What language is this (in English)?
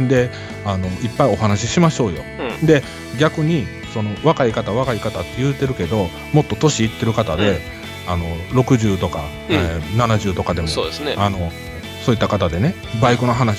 Japanese